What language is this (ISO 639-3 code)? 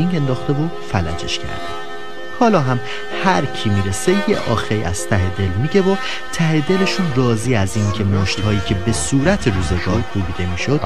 fas